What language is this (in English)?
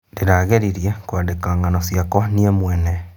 Kikuyu